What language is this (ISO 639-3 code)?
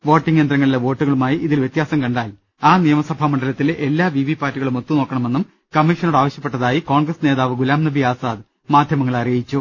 mal